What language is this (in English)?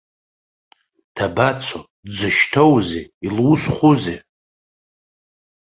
Abkhazian